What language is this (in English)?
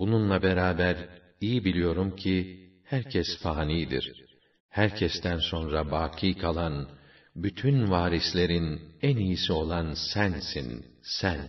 Turkish